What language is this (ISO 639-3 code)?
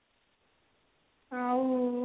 ori